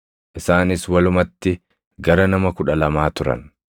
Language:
Oromo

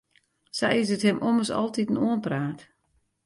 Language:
Western Frisian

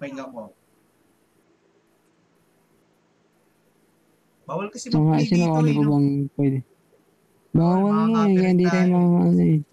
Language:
Filipino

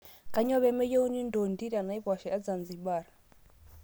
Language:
Masai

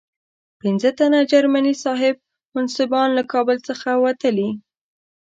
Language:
Pashto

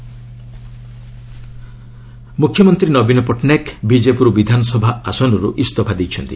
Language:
Odia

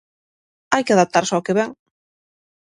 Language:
Galician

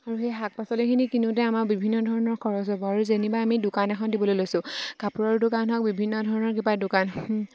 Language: Assamese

